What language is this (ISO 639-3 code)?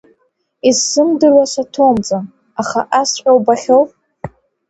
abk